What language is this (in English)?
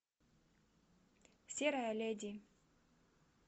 Russian